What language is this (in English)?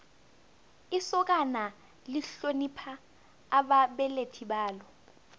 South Ndebele